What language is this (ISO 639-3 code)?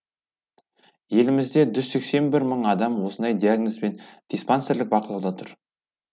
kaz